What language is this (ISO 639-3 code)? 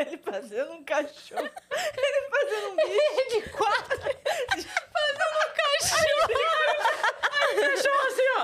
por